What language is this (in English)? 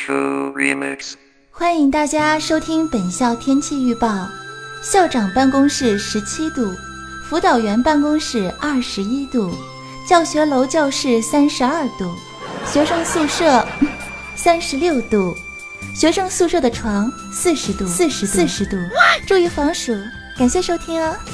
Chinese